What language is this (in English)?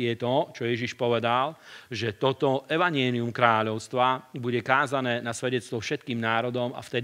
Slovak